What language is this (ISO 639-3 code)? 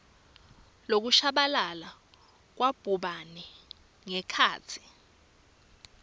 ssw